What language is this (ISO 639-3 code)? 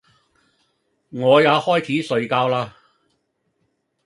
yue